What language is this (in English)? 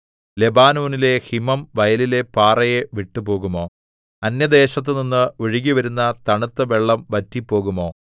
Malayalam